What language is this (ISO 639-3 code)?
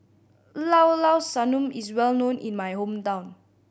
eng